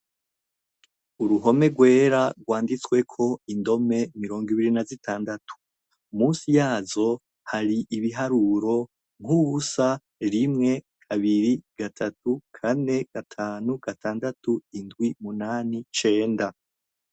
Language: Rundi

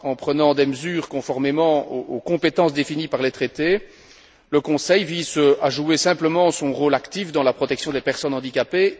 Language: French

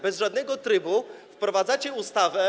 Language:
Polish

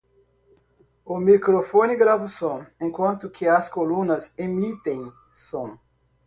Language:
Portuguese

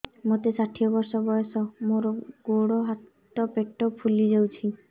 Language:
Odia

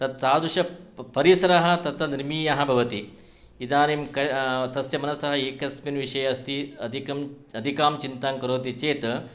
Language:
Sanskrit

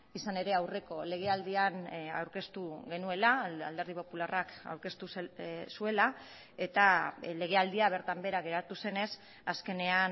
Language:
Basque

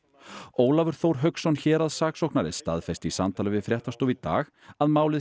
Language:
Icelandic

